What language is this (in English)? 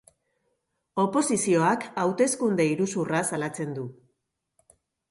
Basque